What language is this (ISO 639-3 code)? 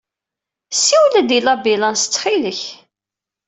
kab